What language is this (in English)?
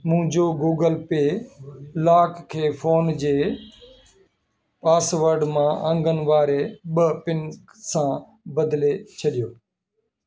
Sindhi